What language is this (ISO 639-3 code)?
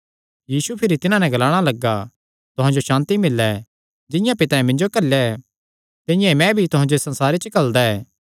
xnr